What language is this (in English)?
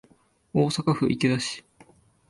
Japanese